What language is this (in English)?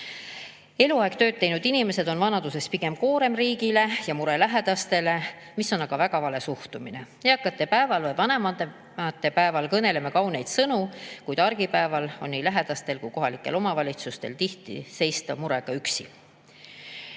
Estonian